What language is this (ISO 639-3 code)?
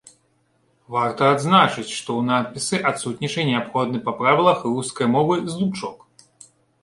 bel